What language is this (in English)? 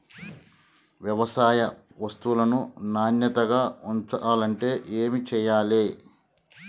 Telugu